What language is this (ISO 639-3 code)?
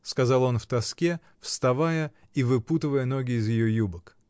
rus